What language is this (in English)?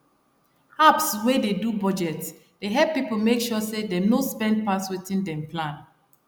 Nigerian Pidgin